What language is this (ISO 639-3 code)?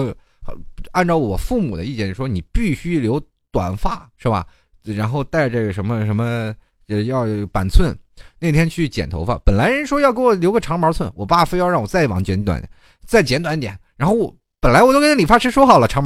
zho